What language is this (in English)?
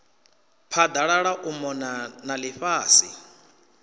Venda